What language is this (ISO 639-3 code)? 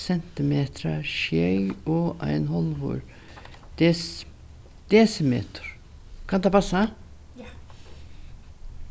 fao